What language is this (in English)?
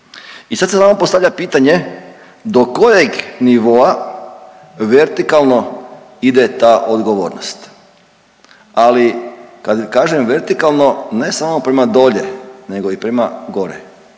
Croatian